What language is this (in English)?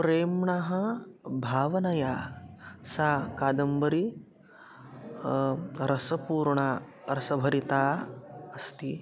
Sanskrit